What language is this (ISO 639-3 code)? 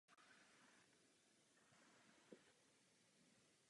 ces